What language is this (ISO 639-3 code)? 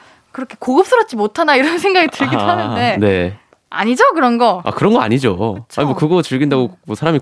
kor